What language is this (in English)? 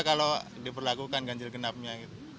Indonesian